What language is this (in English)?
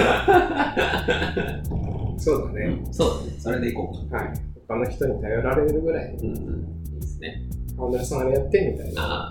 Japanese